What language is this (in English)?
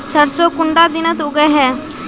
Magahi